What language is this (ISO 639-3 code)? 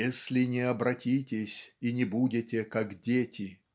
rus